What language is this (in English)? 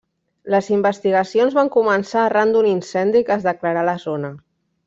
Catalan